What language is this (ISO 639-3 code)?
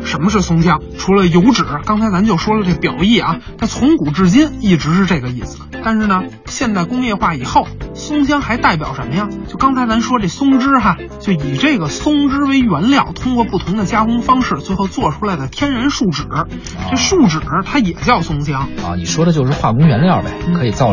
zho